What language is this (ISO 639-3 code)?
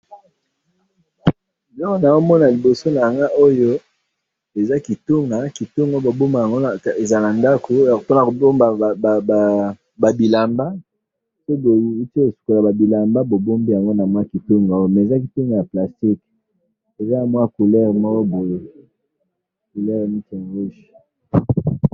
lin